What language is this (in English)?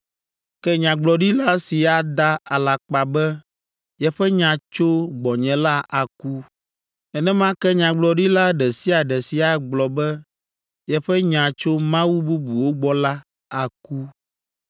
Ewe